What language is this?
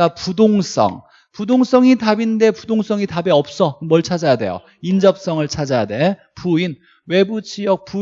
Korean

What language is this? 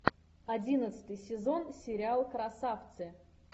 Russian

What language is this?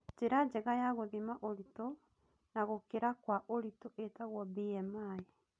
Kikuyu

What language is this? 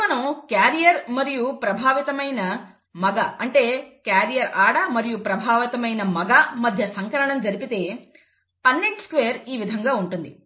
Telugu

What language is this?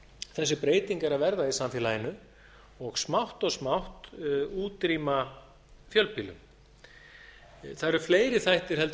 Icelandic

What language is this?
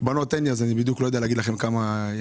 Hebrew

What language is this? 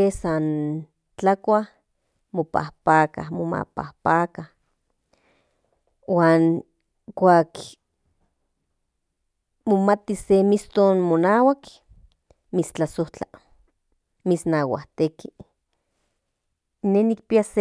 Central Nahuatl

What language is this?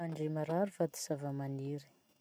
Masikoro Malagasy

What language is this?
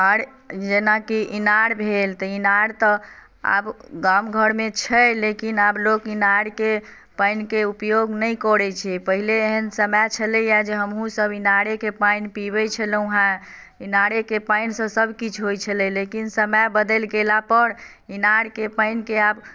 Maithili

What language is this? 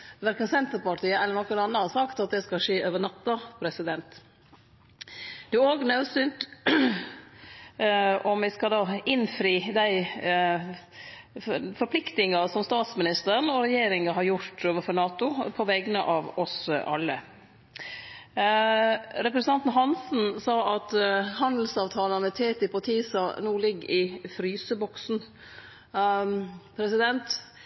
Norwegian Nynorsk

